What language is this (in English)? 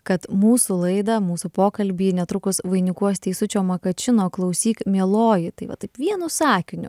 Lithuanian